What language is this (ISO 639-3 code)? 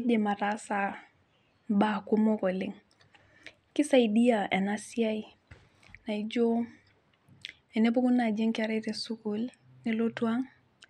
mas